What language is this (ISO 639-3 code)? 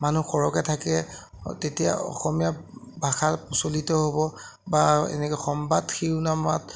asm